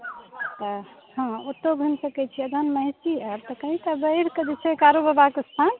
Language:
Maithili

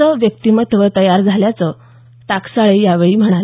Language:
Marathi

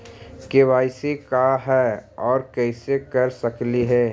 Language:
Magahi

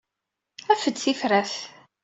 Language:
Kabyle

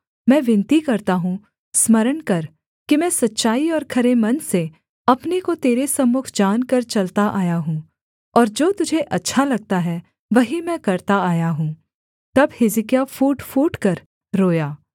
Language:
Hindi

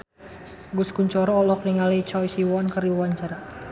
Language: Sundanese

